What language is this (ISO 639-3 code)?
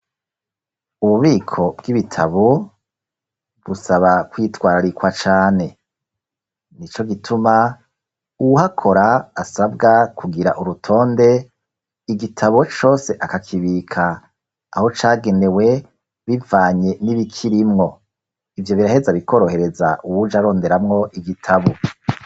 run